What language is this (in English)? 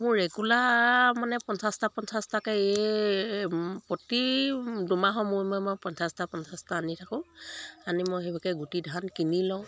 Assamese